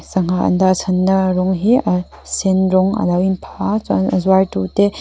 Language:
Mizo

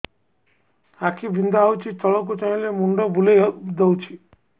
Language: Odia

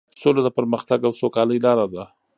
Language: Pashto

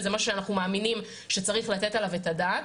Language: Hebrew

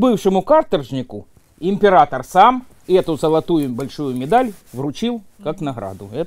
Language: Russian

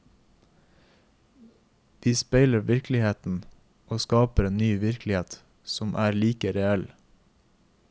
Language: Norwegian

